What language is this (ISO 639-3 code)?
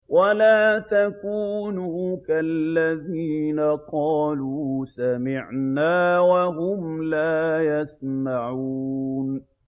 ara